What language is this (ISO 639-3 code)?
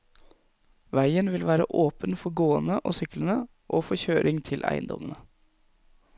nor